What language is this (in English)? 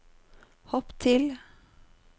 Norwegian